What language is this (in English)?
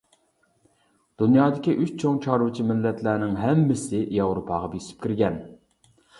Uyghur